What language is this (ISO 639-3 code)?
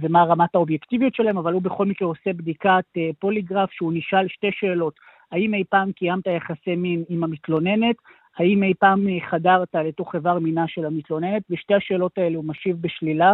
heb